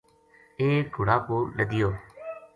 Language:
Gujari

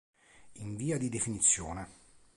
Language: Italian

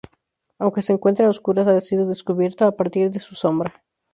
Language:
Spanish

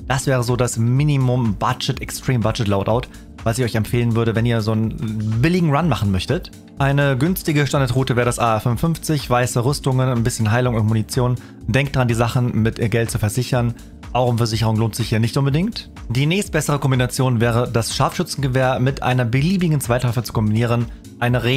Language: German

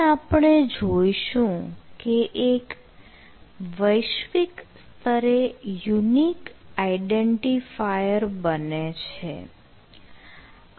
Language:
Gujarati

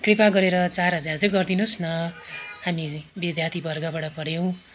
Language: Nepali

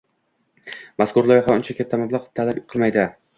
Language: Uzbek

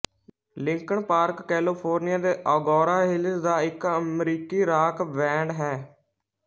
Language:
Punjabi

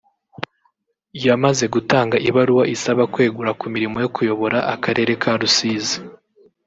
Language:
Kinyarwanda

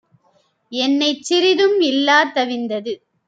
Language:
Tamil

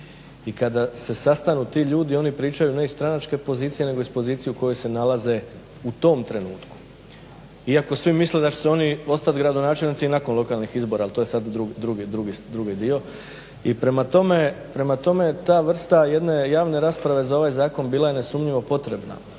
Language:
Croatian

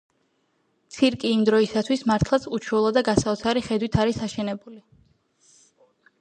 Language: Georgian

